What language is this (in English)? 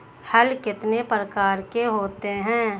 Hindi